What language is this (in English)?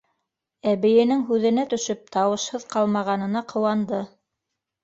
Bashkir